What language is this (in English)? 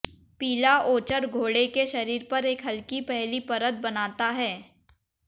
Hindi